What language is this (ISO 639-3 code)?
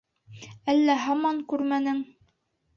bak